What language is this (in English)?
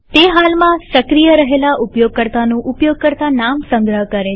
Gujarati